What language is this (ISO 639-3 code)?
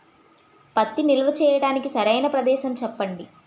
tel